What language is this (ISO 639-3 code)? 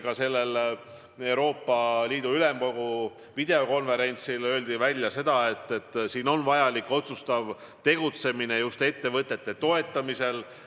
est